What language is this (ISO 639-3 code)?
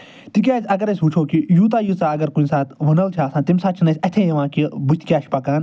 kas